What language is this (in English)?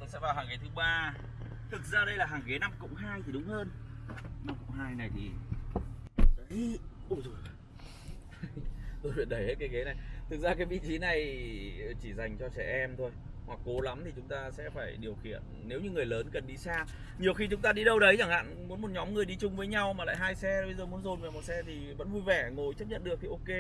Vietnamese